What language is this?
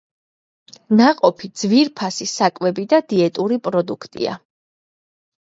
Georgian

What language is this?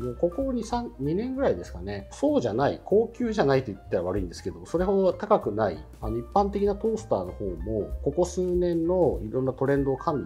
Japanese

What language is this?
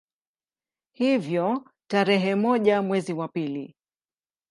Swahili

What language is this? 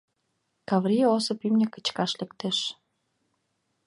Mari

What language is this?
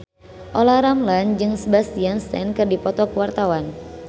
Sundanese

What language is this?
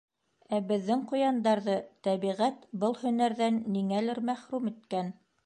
Bashkir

